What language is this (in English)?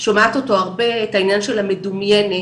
Hebrew